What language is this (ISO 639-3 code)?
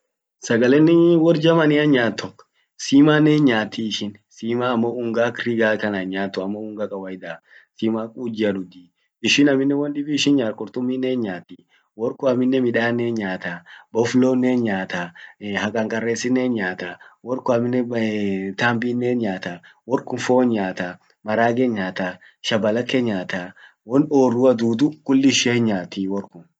orc